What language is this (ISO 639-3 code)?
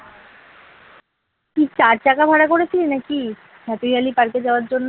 ben